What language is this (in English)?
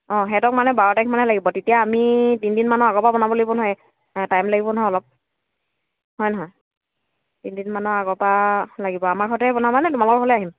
Assamese